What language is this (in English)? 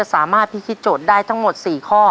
Thai